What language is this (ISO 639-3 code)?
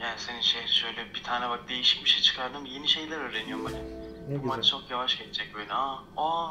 tur